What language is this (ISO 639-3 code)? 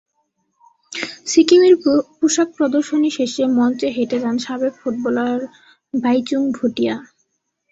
ben